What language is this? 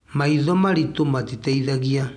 Kikuyu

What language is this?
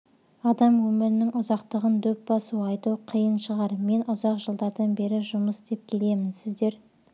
Kazakh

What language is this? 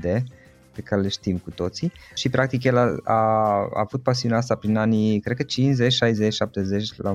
Romanian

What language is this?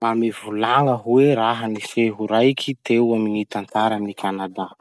Masikoro Malagasy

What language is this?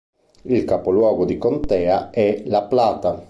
Italian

